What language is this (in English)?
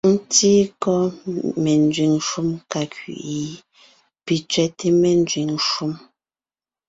Ngiemboon